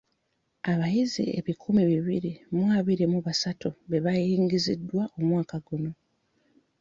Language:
Ganda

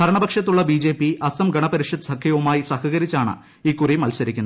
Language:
Malayalam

